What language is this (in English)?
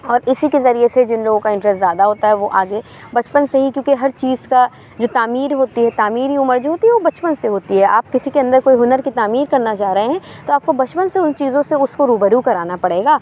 Urdu